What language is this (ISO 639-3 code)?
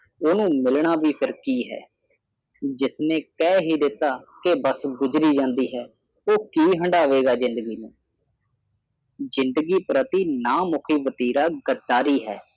pan